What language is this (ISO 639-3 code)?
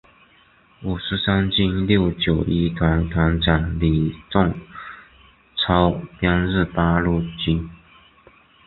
zho